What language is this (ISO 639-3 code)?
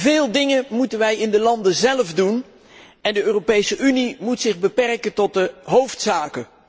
nld